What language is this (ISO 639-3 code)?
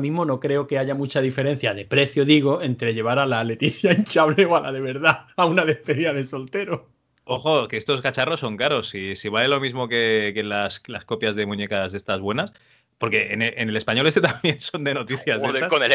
spa